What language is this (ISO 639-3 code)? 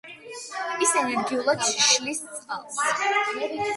kat